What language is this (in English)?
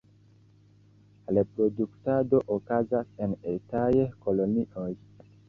Esperanto